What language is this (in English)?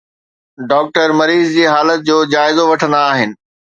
Sindhi